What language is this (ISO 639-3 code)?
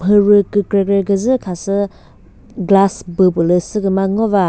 nri